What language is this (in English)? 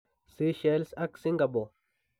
Kalenjin